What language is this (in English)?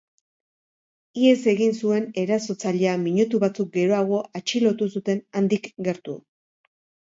Basque